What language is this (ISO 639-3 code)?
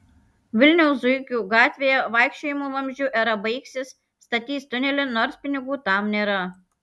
lit